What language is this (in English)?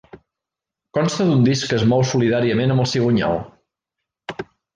Catalan